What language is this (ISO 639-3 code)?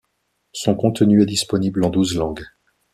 fra